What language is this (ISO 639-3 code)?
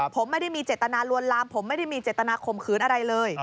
tha